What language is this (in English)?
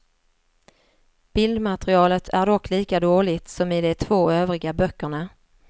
Swedish